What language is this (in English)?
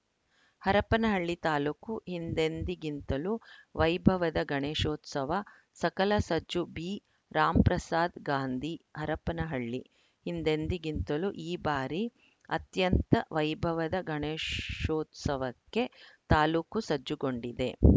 Kannada